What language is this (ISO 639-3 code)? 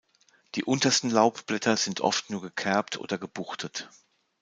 deu